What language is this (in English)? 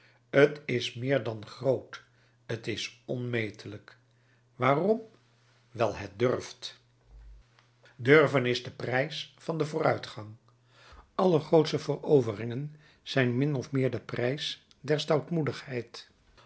Dutch